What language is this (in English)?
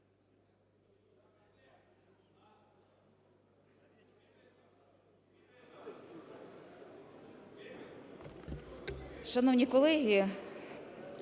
Ukrainian